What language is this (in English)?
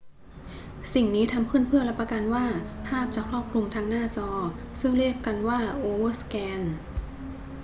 Thai